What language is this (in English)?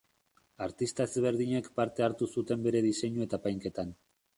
Basque